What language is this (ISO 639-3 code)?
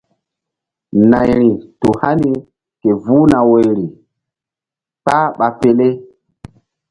mdd